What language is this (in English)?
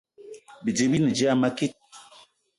Eton (Cameroon)